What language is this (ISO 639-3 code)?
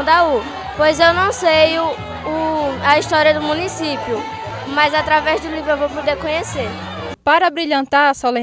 por